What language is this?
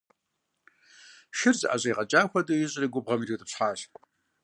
Kabardian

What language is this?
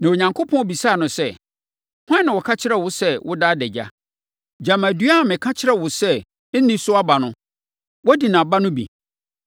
Akan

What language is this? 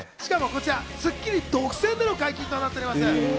Japanese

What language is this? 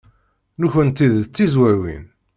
Kabyle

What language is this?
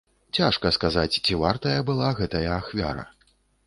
Belarusian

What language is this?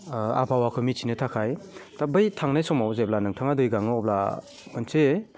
Bodo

